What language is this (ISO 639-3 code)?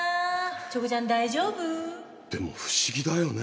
jpn